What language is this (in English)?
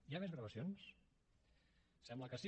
Catalan